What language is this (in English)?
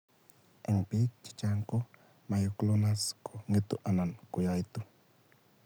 Kalenjin